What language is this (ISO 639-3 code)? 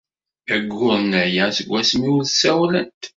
kab